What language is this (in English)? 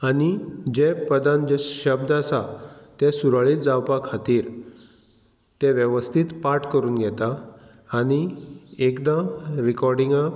Konkani